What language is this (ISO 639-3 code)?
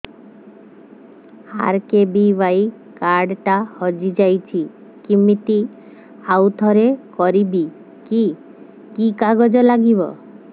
ori